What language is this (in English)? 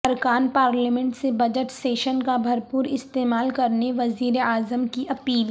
Urdu